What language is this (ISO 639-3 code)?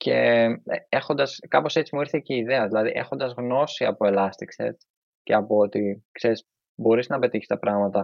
ell